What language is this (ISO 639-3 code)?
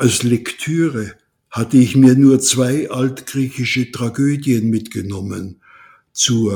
deu